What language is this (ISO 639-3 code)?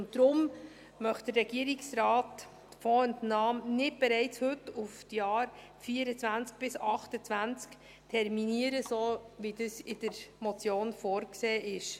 gsw